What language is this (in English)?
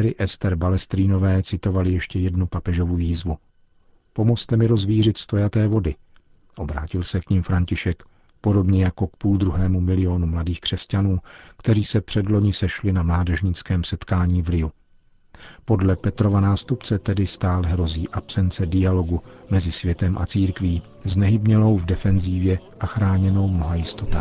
Czech